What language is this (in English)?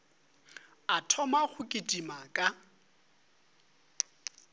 Northern Sotho